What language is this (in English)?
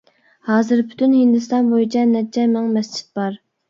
Uyghur